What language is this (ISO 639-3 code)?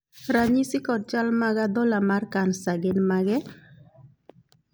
luo